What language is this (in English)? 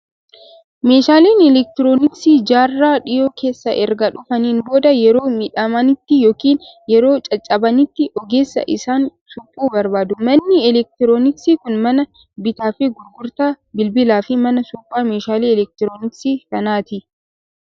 Oromo